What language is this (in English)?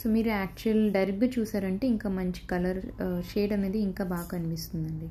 Telugu